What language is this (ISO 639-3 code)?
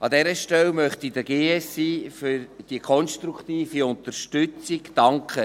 gsw